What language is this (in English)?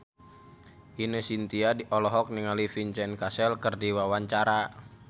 Sundanese